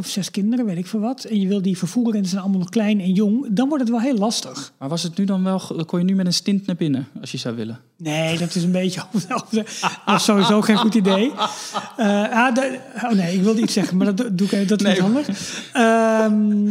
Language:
Dutch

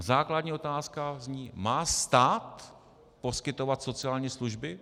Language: Czech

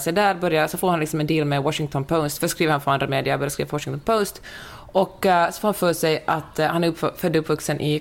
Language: Swedish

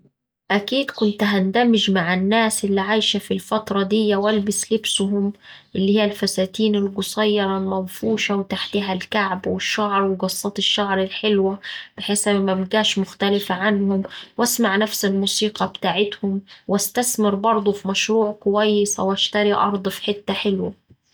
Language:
Saidi Arabic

